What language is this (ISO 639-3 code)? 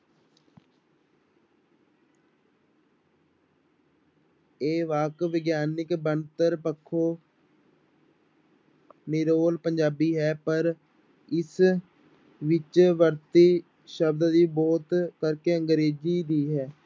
pan